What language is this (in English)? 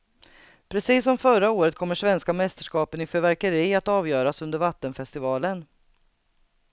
Swedish